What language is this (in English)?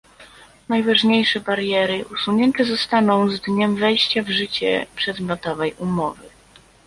Polish